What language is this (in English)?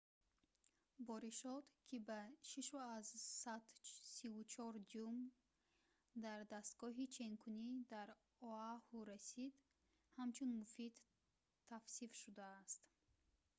Tajik